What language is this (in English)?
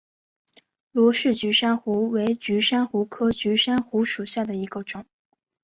Chinese